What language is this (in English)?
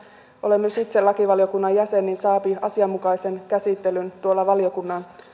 Finnish